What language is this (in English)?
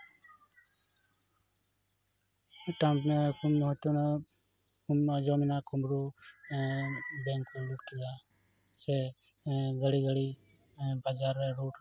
Santali